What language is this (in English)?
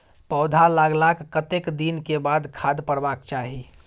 Maithili